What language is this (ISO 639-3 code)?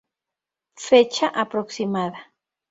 spa